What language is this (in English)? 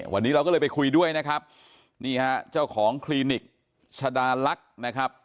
Thai